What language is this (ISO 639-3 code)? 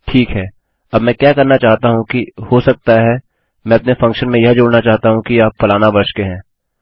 hin